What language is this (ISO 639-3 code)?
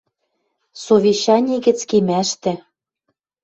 mrj